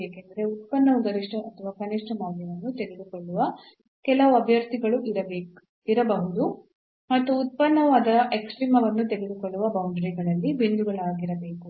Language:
Kannada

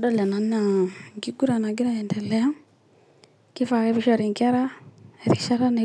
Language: Masai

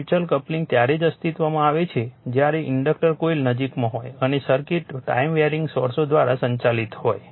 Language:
Gujarati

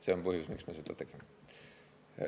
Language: Estonian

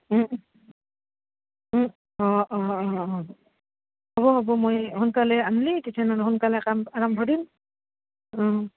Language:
Assamese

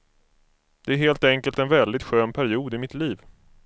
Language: Swedish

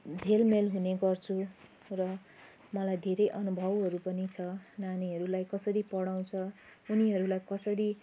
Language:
Nepali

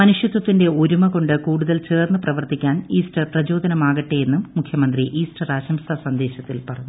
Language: Malayalam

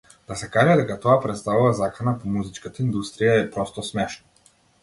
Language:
Macedonian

